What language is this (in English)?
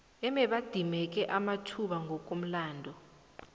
South Ndebele